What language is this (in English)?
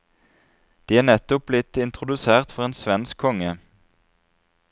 Norwegian